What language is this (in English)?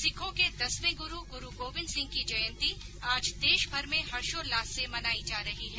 Hindi